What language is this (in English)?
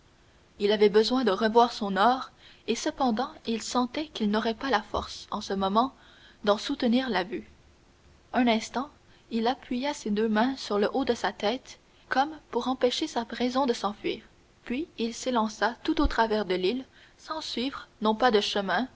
French